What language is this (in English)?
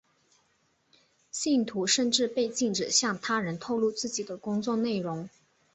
Chinese